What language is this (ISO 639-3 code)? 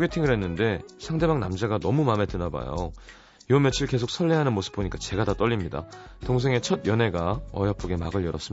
kor